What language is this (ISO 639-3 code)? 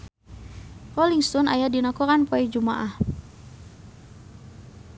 sun